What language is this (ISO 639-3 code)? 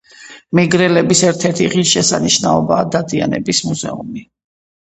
kat